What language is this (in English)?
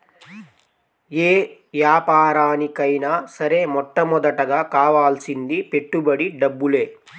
Telugu